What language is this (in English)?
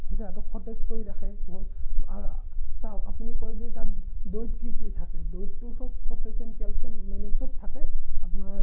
Assamese